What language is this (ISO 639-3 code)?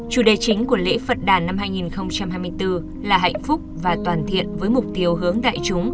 vie